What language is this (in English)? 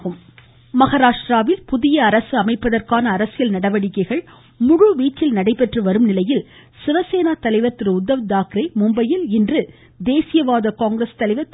Tamil